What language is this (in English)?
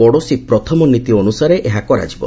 Odia